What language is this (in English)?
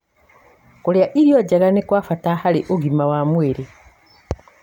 Kikuyu